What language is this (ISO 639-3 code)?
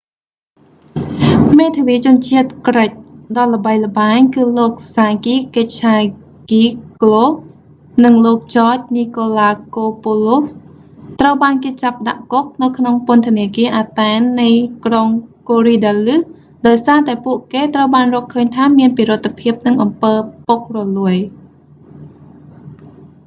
khm